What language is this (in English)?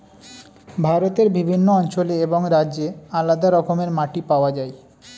Bangla